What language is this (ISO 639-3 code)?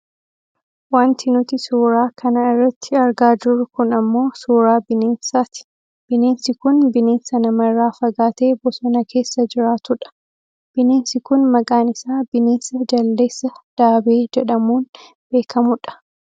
orm